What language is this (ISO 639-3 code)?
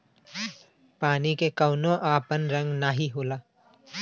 bho